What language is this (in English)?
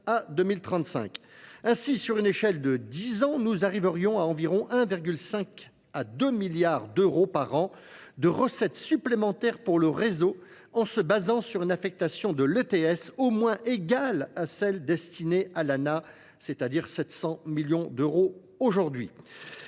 French